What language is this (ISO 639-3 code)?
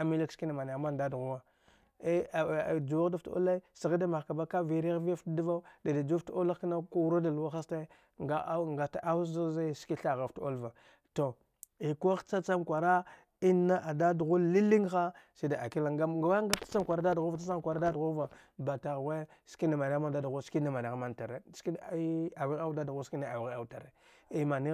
dgh